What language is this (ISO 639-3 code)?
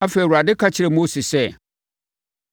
aka